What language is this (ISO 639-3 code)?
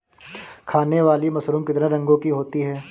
hin